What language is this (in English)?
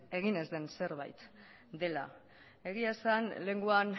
Basque